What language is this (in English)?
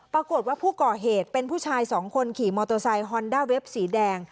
Thai